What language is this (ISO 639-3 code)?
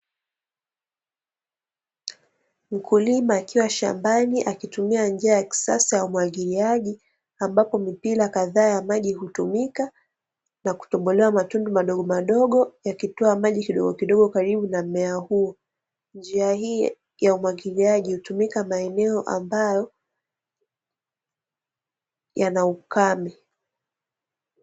swa